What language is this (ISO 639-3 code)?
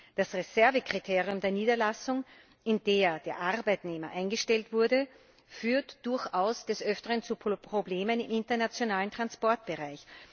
deu